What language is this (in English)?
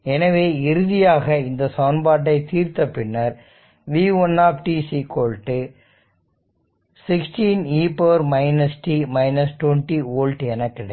Tamil